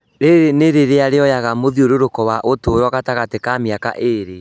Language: Kikuyu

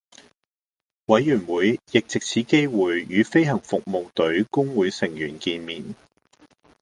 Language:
Cantonese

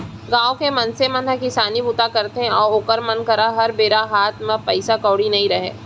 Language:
Chhattisgarhi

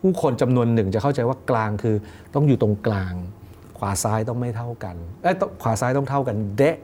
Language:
Thai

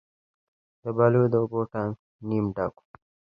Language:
Pashto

